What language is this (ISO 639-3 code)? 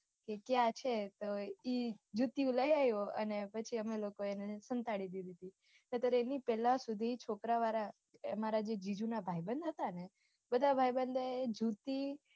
guj